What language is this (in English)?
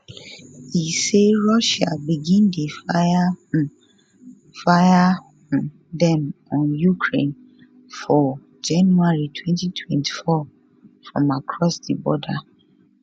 Nigerian Pidgin